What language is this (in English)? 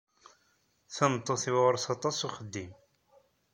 Kabyle